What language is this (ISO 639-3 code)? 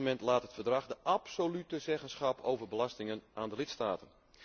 nld